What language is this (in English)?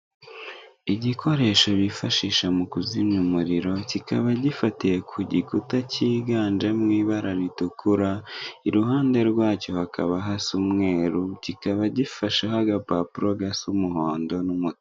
Kinyarwanda